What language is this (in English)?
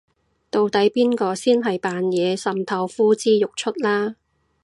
Cantonese